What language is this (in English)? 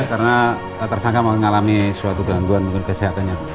Indonesian